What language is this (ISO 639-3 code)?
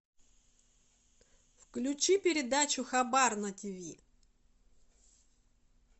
rus